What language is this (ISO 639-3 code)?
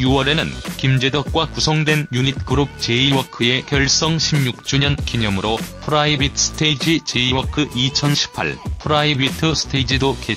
kor